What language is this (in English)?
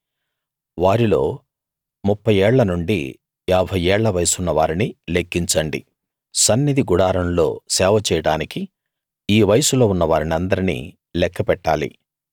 Telugu